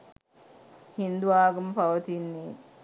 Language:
Sinhala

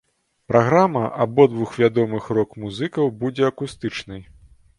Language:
Belarusian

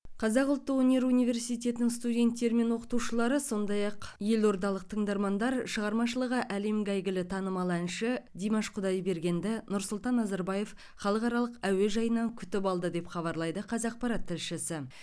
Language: Kazakh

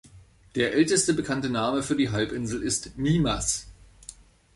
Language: German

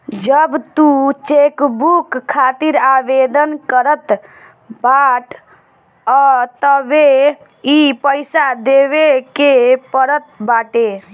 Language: Bhojpuri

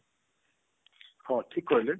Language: Odia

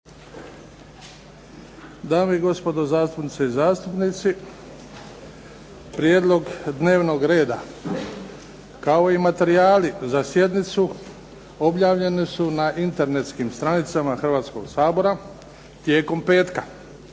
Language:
Croatian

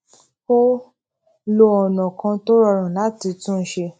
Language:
Yoruba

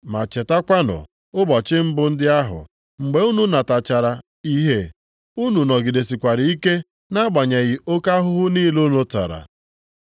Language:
Igbo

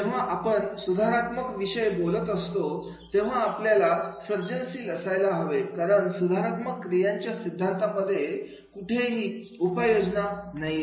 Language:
Marathi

